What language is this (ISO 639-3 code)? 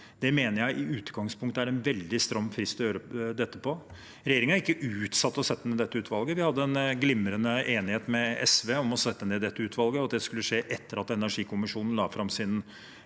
nor